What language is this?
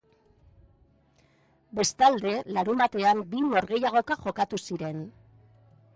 Basque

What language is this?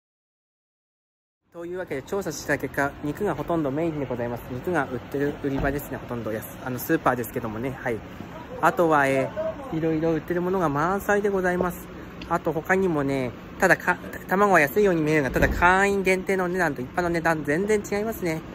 Japanese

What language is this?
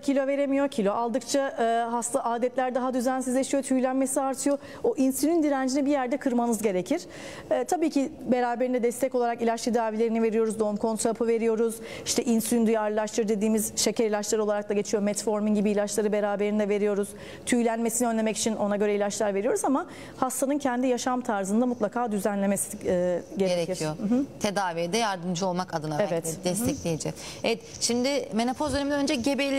Turkish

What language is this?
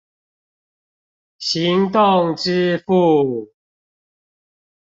Chinese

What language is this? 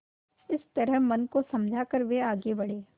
Hindi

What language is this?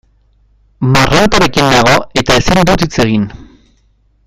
Basque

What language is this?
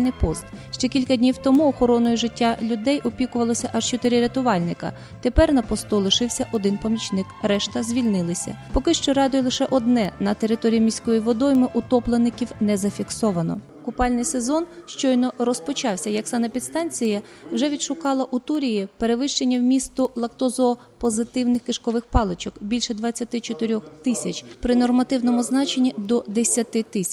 Ukrainian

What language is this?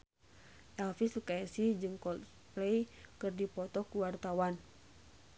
Sundanese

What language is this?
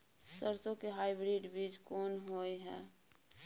Maithili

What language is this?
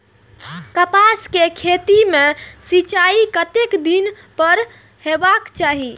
Maithili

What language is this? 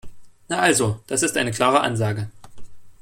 German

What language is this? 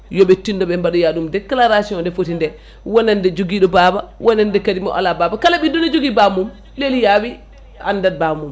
Fula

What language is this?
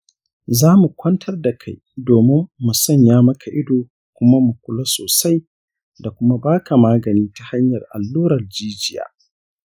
Hausa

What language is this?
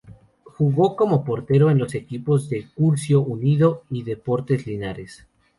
Spanish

